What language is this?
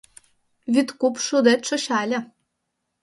Mari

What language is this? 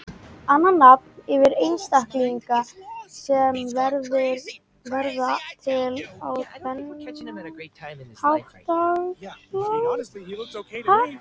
Icelandic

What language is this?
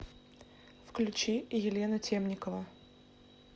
Russian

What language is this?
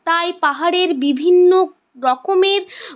Bangla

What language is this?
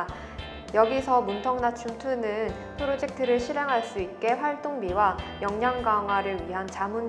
Korean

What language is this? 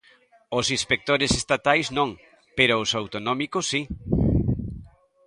Galician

